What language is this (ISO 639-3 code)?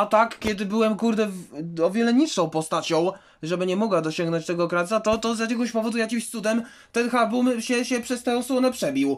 pol